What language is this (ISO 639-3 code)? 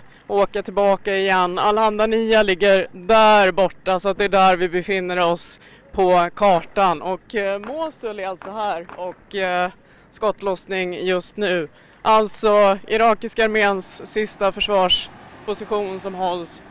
swe